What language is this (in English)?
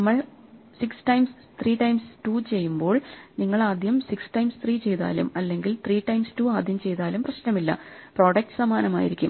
Malayalam